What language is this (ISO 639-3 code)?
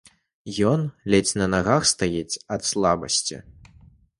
bel